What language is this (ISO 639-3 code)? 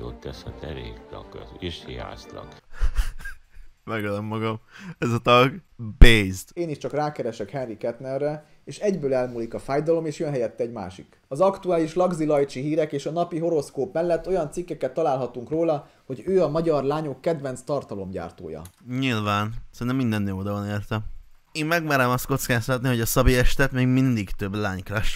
hun